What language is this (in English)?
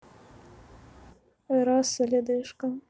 Russian